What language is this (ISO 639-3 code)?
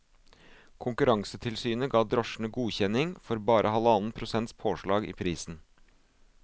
nor